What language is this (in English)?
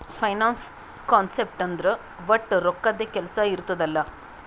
Kannada